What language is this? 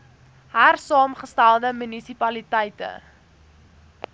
Afrikaans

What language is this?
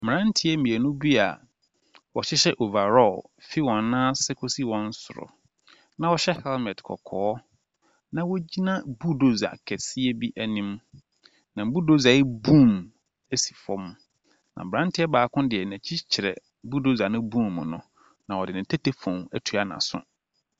Akan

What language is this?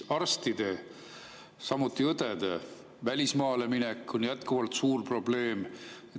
Estonian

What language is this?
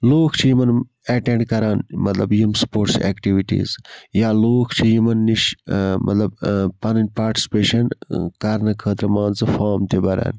Kashmiri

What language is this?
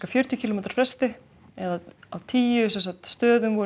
Icelandic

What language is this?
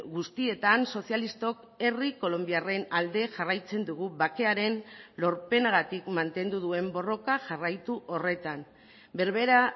Basque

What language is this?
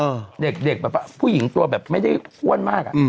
Thai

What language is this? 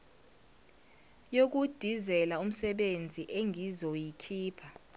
Zulu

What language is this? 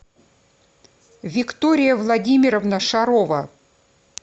Russian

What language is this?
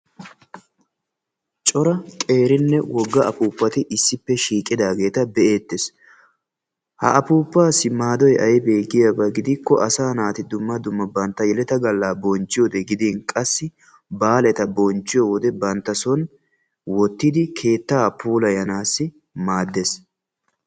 Wolaytta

